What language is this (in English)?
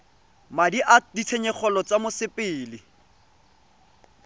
Tswana